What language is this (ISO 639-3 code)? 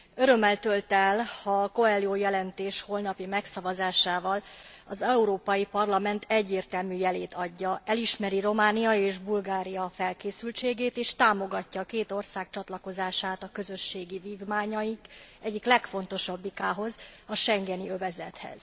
hun